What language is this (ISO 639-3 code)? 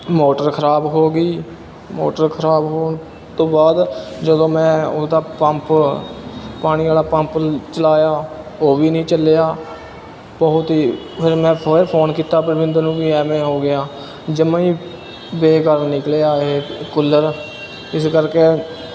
pan